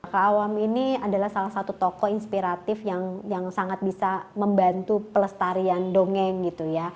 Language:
Indonesian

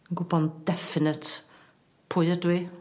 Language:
Welsh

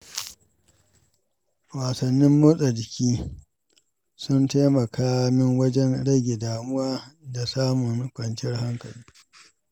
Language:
Hausa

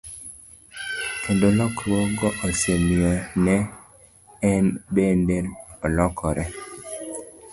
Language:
Luo (Kenya and Tanzania)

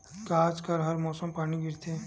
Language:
Chhattisgarhi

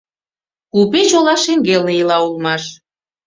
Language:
Mari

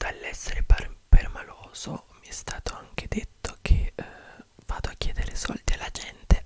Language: Italian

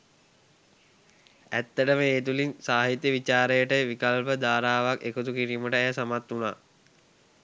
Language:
Sinhala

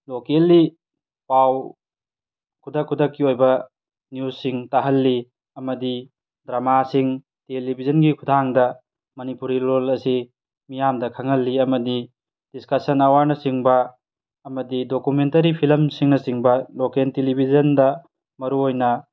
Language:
Manipuri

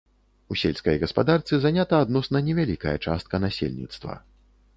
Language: Belarusian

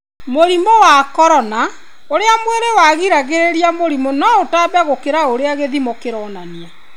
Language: Kikuyu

